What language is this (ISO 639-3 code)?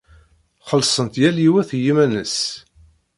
kab